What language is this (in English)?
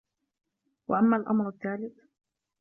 Arabic